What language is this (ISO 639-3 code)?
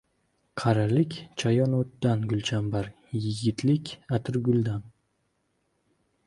uzb